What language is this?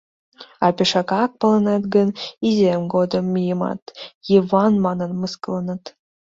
Mari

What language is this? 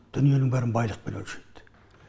Kazakh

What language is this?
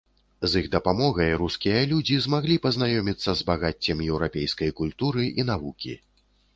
Belarusian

